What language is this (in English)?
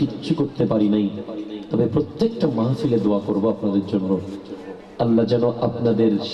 Bangla